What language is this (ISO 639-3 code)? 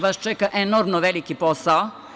srp